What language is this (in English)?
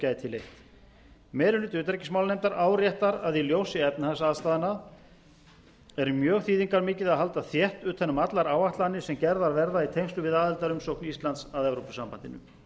Icelandic